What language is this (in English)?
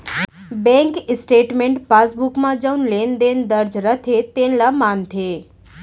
Chhattisgarhi